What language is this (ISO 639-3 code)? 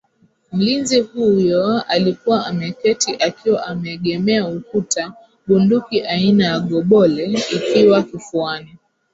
swa